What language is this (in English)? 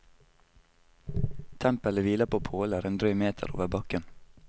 Norwegian